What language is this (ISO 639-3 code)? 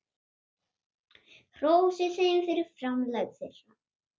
isl